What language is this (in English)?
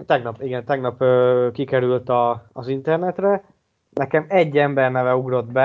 Hungarian